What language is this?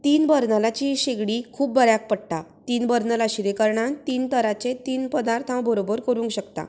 Konkani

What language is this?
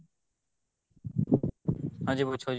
Punjabi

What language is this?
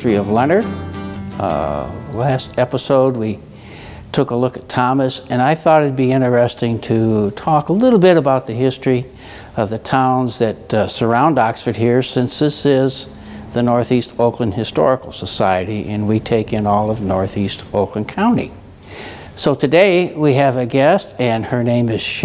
English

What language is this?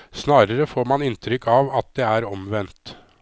Norwegian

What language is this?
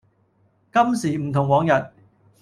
Cantonese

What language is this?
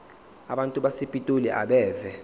Zulu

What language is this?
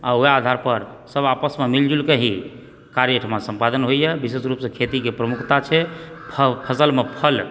Maithili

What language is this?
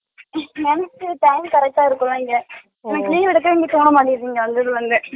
Tamil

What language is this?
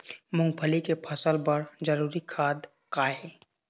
Chhattisgarhi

